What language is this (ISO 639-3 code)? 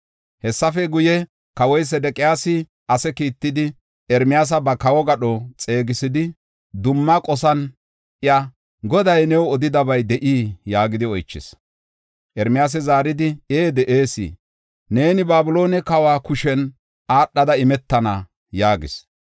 gof